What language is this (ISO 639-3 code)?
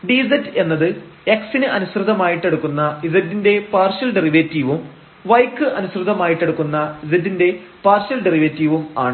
mal